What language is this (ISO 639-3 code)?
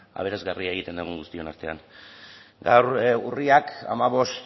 eus